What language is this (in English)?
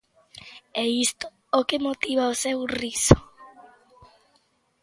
Galician